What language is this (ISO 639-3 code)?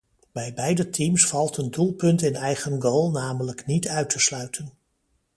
nld